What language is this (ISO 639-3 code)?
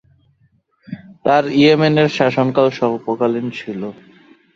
ben